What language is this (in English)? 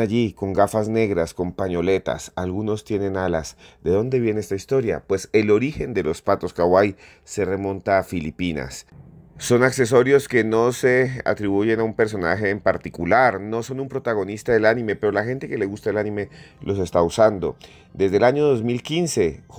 Spanish